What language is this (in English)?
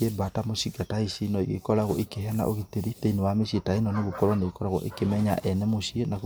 Kikuyu